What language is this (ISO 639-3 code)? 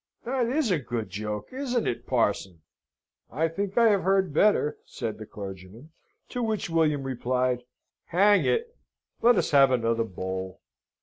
eng